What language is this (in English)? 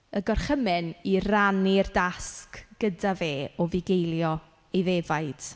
Welsh